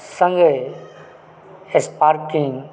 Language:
Maithili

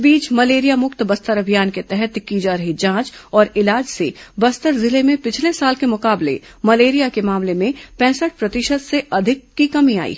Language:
Hindi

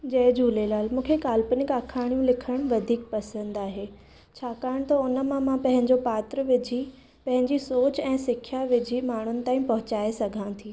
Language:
Sindhi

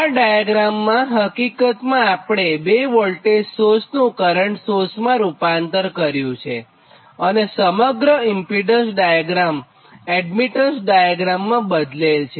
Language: Gujarati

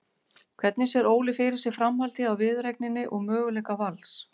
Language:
Icelandic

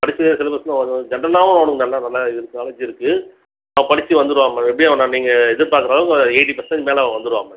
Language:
Tamil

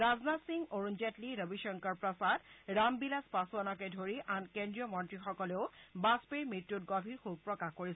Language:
Assamese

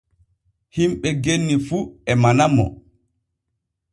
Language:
Borgu Fulfulde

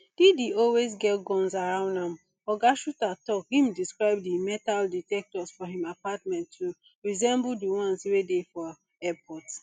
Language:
Nigerian Pidgin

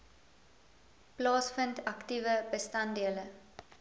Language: Afrikaans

